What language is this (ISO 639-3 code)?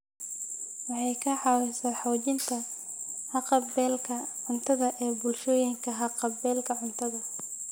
som